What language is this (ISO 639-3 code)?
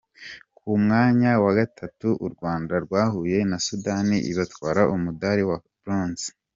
kin